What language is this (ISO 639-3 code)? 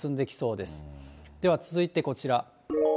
jpn